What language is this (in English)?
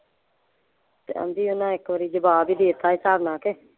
Punjabi